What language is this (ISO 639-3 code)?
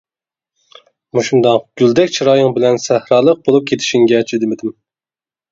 uig